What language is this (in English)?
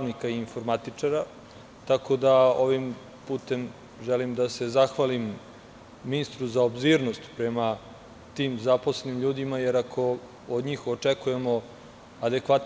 Serbian